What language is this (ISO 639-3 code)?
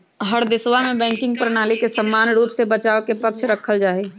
mag